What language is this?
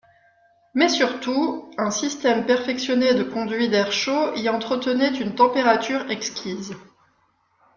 French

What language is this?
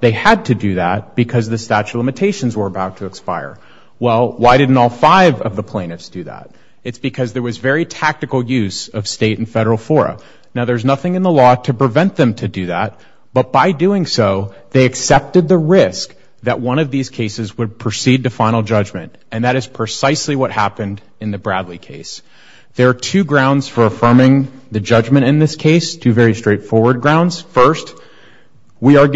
English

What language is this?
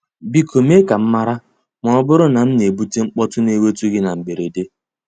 Igbo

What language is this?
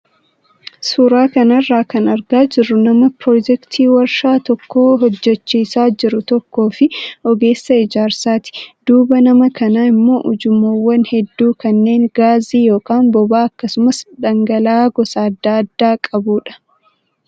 Oromo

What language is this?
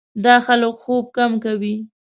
Pashto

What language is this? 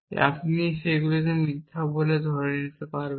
Bangla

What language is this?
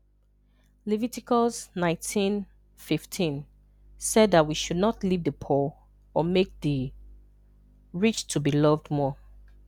Igbo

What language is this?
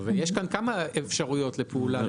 Hebrew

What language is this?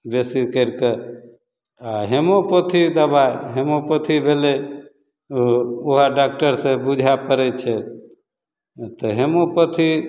Maithili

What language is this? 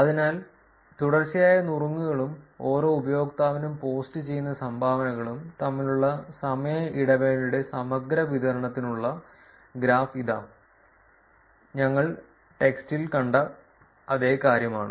Malayalam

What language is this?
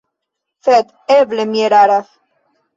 Esperanto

